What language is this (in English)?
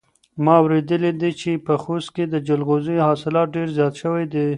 Pashto